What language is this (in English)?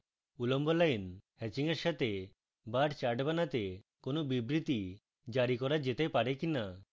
Bangla